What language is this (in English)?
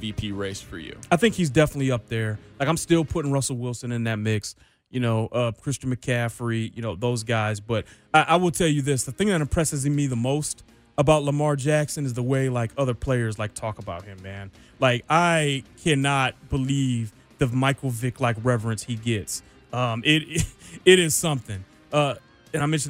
English